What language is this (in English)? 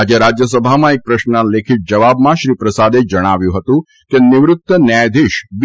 Gujarati